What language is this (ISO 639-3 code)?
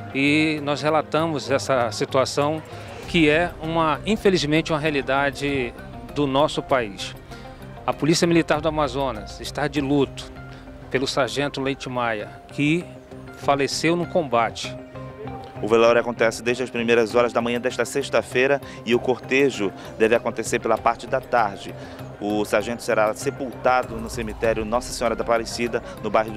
por